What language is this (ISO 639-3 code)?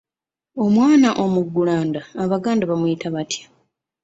lug